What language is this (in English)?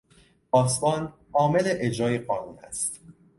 Persian